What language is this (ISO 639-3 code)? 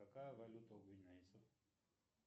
rus